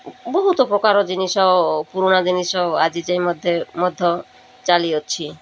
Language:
Odia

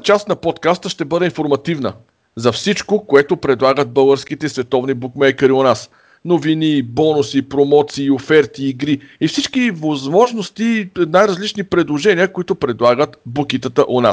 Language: Bulgarian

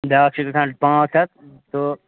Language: Kashmiri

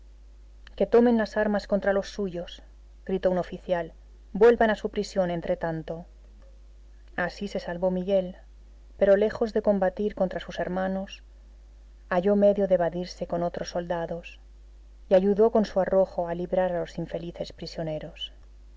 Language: Spanish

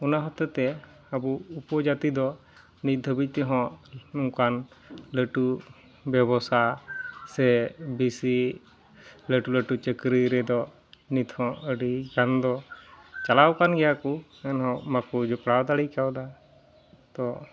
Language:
Santali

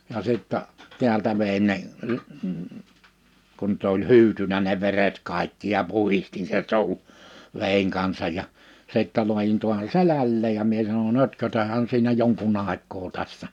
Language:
Finnish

